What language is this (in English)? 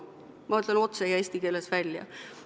Estonian